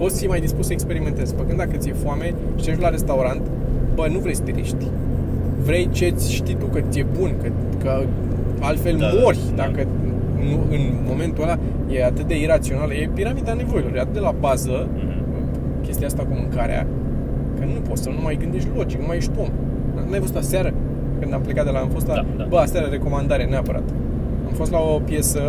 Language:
Romanian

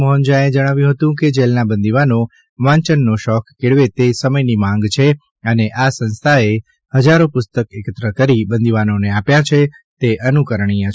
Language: Gujarati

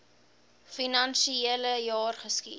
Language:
Afrikaans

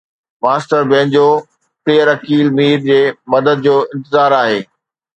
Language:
Sindhi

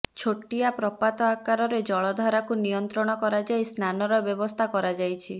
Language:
Odia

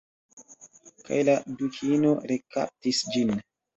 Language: Esperanto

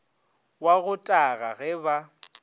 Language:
Northern Sotho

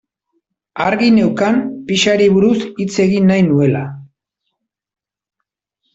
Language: Basque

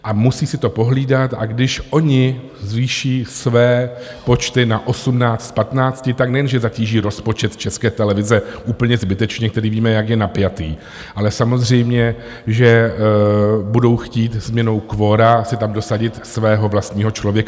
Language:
Czech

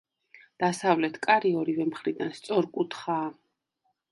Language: Georgian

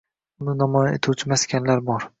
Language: Uzbek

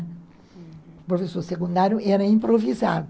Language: Portuguese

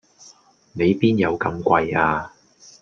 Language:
Cantonese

